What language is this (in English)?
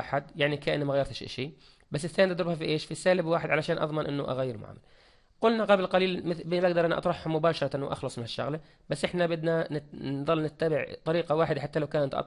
Arabic